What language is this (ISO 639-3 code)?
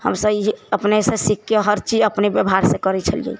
mai